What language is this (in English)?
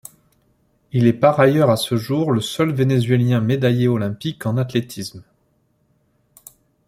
French